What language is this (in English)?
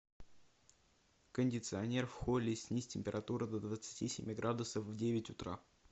Russian